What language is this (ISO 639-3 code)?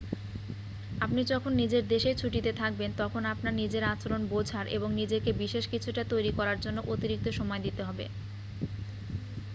ben